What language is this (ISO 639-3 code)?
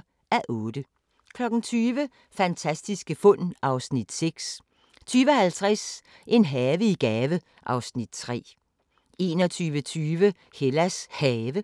dan